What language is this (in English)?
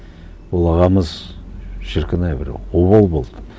Kazakh